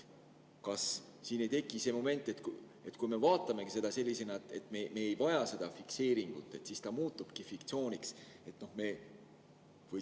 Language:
Estonian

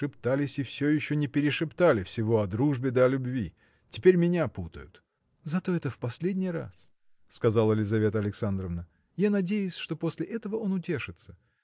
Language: Russian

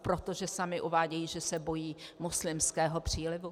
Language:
Czech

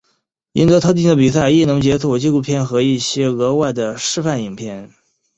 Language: Chinese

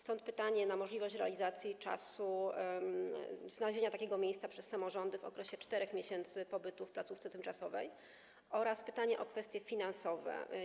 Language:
Polish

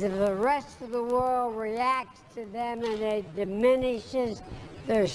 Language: English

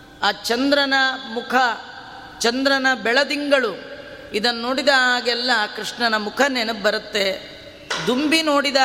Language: Kannada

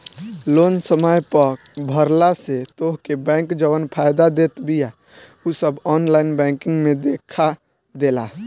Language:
Bhojpuri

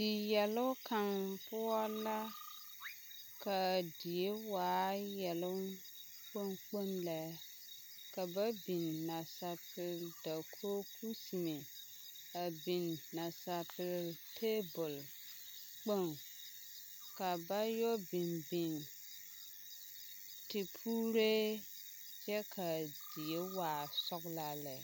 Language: Southern Dagaare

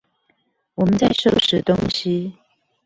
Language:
Chinese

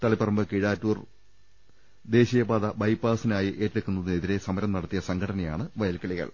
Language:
Malayalam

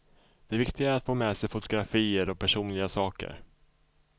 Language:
Swedish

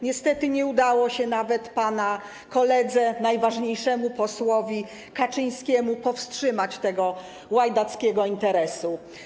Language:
Polish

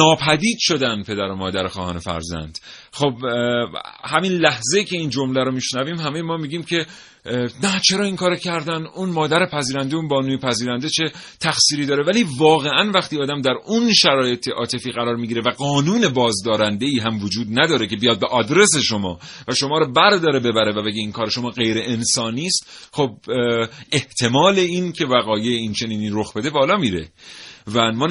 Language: Persian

